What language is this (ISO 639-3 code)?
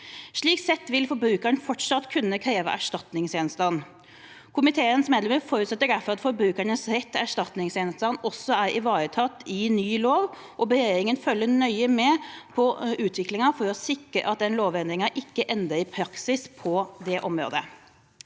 nor